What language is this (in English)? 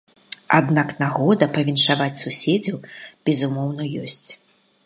Belarusian